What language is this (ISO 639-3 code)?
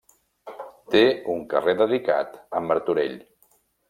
cat